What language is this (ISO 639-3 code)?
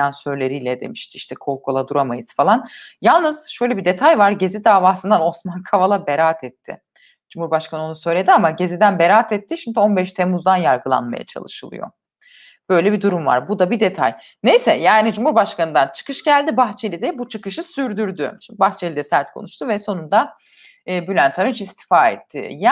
tur